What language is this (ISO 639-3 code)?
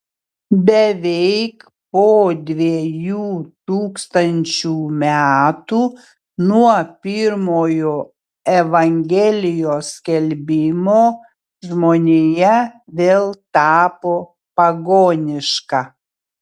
lit